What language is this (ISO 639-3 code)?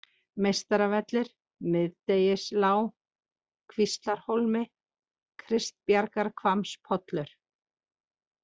isl